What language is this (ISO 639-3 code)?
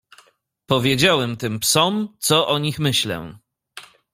pol